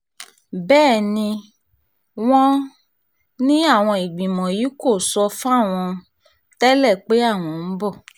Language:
Yoruba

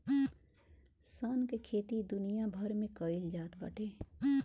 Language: Bhojpuri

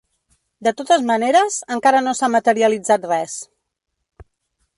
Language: Catalan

